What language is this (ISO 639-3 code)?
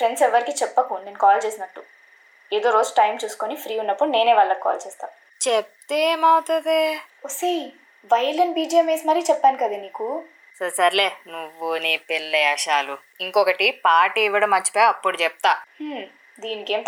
tel